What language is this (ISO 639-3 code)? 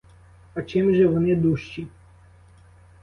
ukr